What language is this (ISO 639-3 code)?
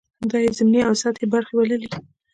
pus